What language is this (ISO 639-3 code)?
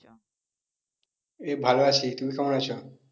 ben